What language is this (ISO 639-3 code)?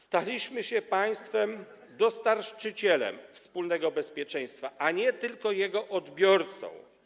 pol